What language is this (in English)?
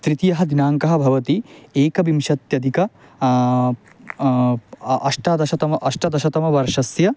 Sanskrit